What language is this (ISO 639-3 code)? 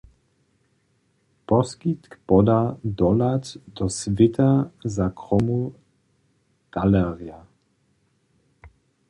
hsb